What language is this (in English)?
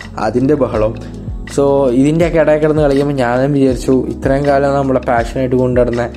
Malayalam